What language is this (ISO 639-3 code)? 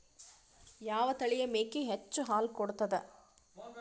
kan